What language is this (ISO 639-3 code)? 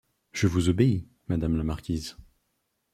fra